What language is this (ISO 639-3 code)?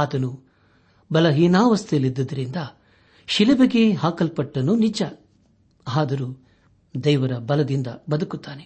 kan